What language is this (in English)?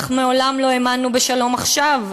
Hebrew